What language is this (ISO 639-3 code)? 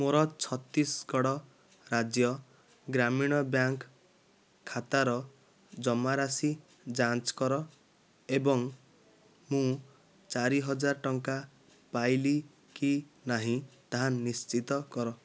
ori